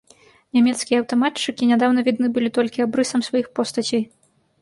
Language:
Belarusian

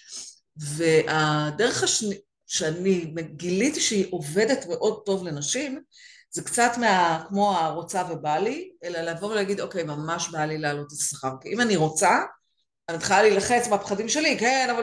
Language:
Hebrew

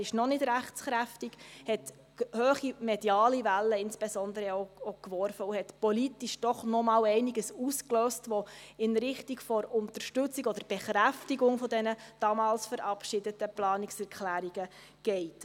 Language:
Swiss German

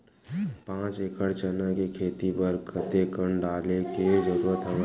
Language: Chhattisgarhi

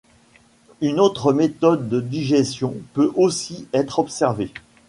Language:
French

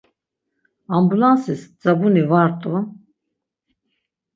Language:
Laz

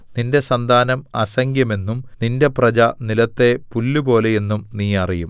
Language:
Malayalam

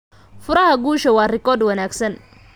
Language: Somali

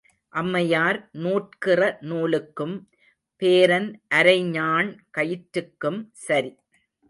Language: Tamil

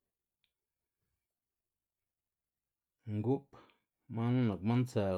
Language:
Xanaguía Zapotec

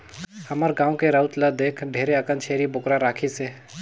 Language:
Chhattisgarhi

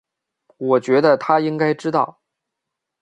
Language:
Chinese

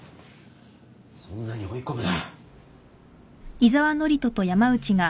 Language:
Japanese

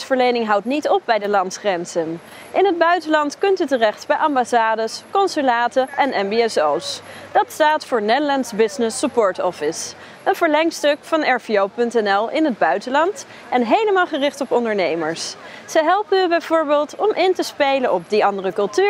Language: Dutch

